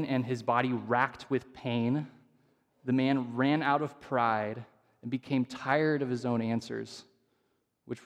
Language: English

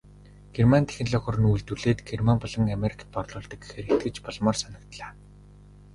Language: Mongolian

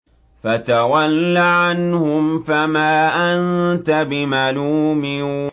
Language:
Arabic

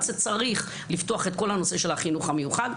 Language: Hebrew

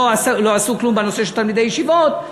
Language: Hebrew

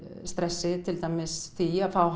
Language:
Icelandic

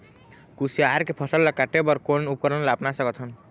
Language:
Chhattisgarhi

